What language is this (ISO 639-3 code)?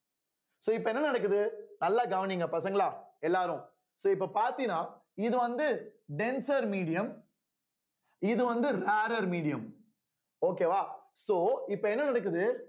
tam